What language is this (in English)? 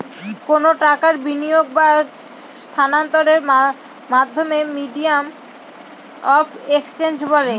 Bangla